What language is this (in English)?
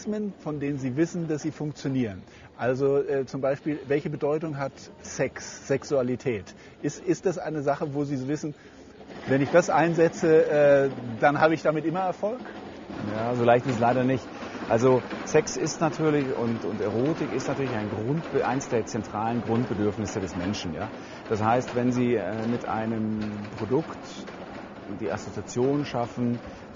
German